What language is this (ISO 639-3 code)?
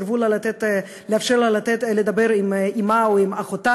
heb